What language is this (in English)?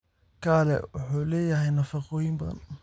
Somali